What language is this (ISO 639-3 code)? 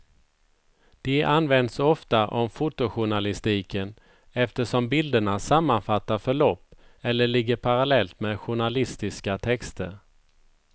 swe